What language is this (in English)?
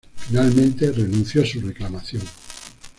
Spanish